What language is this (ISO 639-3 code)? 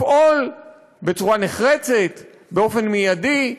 heb